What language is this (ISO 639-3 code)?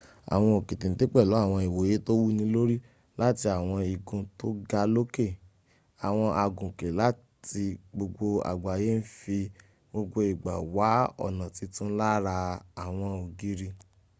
yor